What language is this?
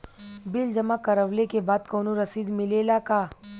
Bhojpuri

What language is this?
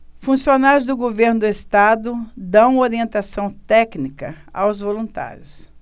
Portuguese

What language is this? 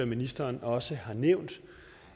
Danish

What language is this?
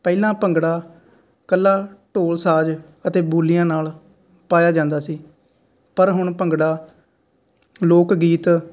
Punjabi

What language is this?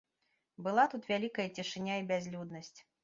Belarusian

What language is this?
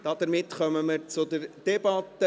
Swiss German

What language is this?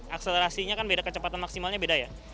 Indonesian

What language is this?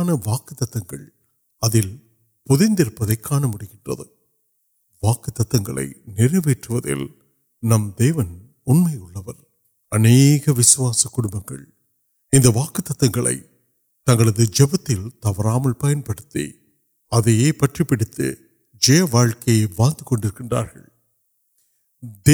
Urdu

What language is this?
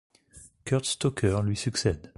French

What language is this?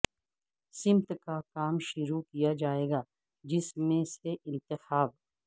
Urdu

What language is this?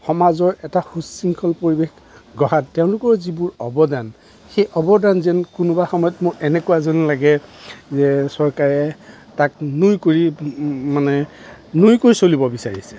Assamese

